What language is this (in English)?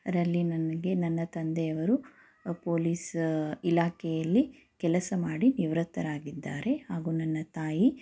Kannada